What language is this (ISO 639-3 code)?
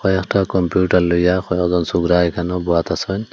ben